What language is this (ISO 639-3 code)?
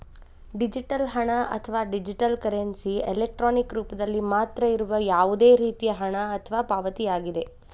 kan